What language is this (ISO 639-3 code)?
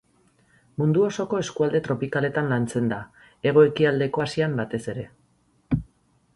eus